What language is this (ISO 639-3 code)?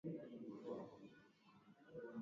swa